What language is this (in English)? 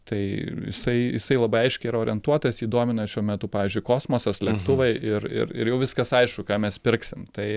Lithuanian